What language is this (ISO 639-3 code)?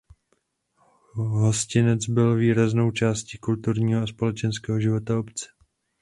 ces